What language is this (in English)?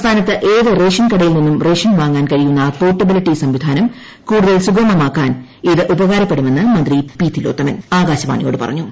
Malayalam